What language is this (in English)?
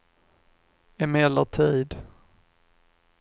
Swedish